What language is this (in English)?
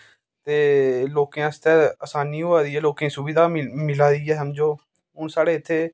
Dogri